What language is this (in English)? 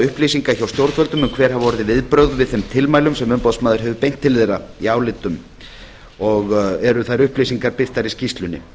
Icelandic